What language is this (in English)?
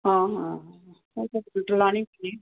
Punjabi